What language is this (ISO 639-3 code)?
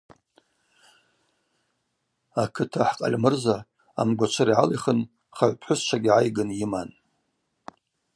abq